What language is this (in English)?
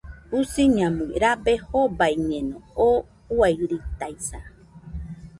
Nüpode Huitoto